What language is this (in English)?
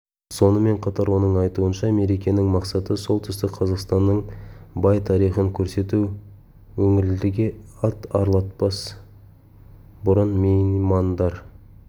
Kazakh